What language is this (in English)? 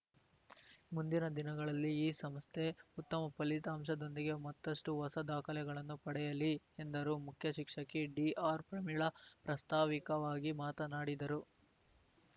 Kannada